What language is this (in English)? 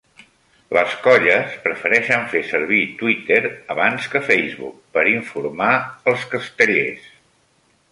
Catalan